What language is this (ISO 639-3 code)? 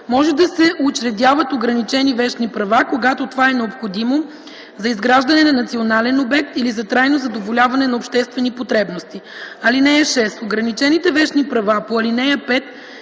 bul